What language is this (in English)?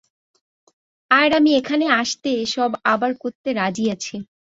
Bangla